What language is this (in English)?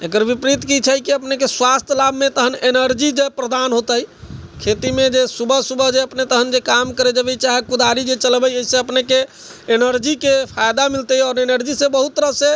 Maithili